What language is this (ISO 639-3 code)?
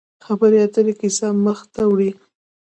pus